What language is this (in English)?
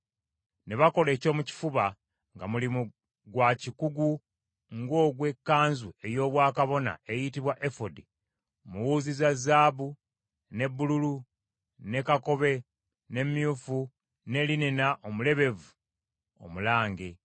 Ganda